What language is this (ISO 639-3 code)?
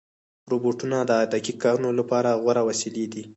pus